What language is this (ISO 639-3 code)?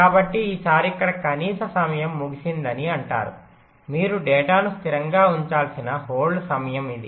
tel